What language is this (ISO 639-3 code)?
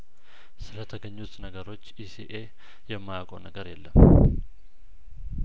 amh